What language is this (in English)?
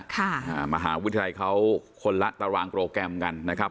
Thai